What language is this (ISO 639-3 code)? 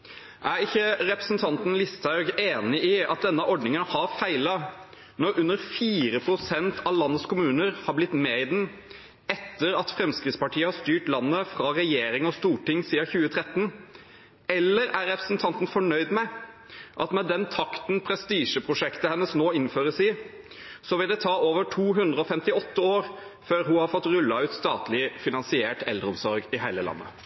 nob